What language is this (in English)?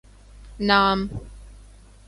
Urdu